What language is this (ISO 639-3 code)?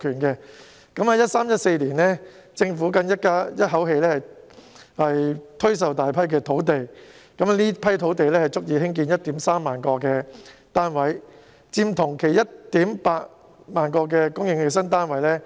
yue